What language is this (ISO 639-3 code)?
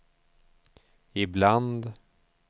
swe